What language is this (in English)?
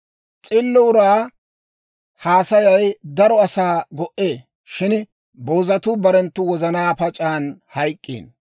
Dawro